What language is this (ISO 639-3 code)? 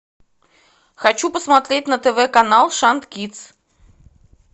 rus